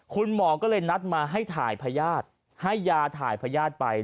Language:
Thai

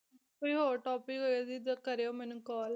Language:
Punjabi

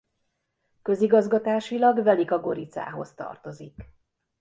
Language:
Hungarian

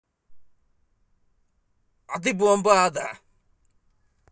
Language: Russian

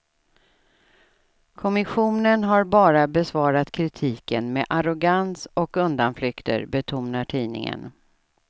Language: Swedish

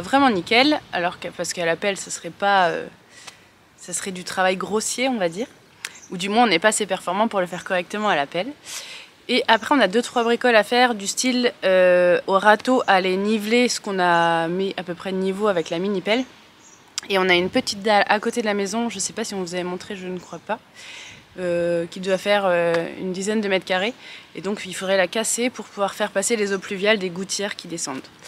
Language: French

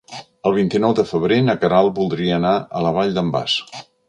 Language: Catalan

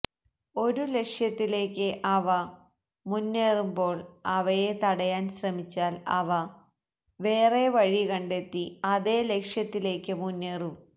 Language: Malayalam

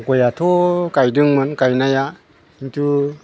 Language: Bodo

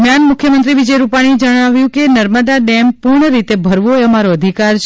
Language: Gujarati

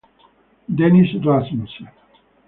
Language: Italian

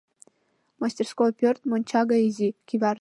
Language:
Mari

